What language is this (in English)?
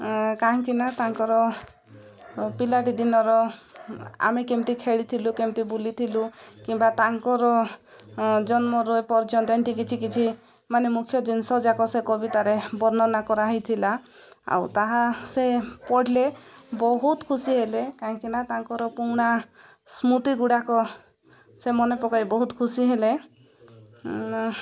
Odia